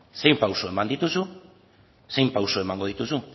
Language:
Basque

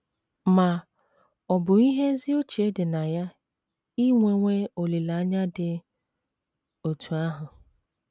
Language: Igbo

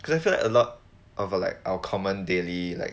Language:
English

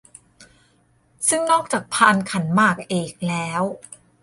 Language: Thai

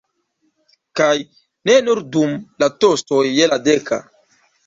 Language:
Esperanto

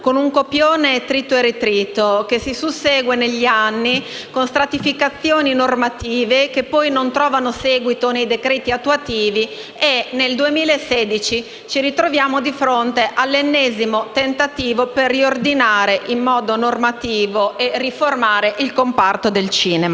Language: Italian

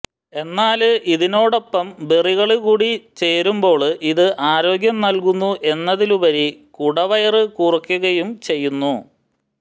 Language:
Malayalam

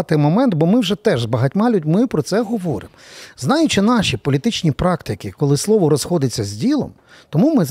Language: Ukrainian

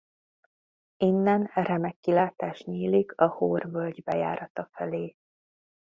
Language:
Hungarian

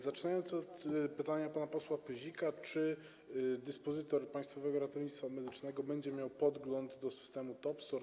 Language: Polish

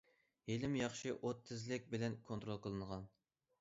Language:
Uyghur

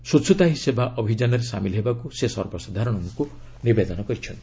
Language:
Odia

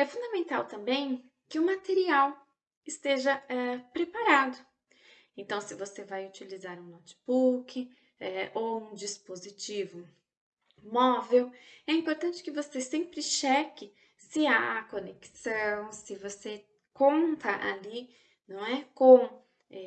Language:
Portuguese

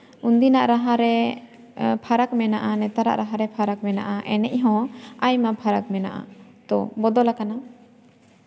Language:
Santali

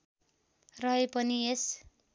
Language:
Nepali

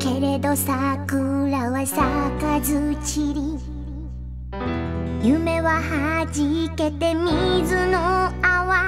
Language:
Vietnamese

